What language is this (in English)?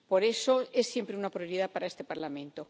Spanish